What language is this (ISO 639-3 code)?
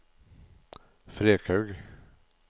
nor